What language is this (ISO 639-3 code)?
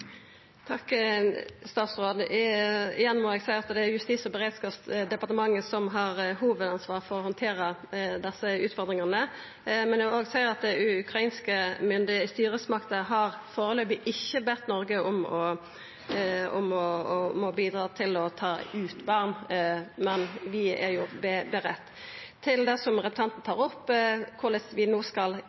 nno